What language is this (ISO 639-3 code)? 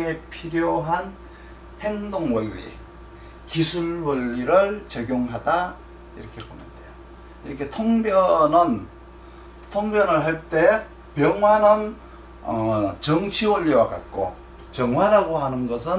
kor